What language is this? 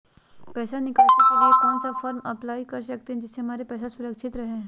Magahi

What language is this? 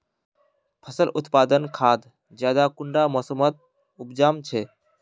Magahi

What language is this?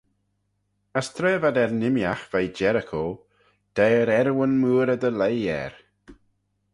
Manx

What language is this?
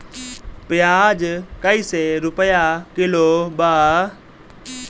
Bhojpuri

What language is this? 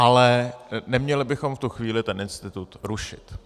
Czech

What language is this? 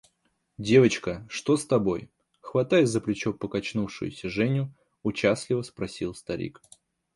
Russian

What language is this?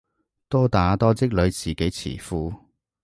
Cantonese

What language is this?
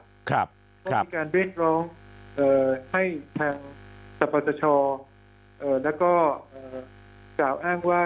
Thai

